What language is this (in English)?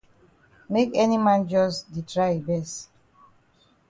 Cameroon Pidgin